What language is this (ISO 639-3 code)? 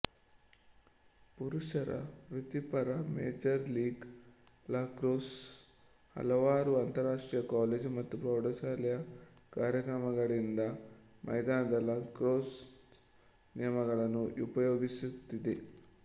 kan